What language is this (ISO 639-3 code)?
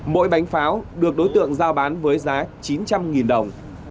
vie